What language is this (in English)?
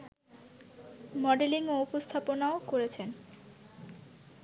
Bangla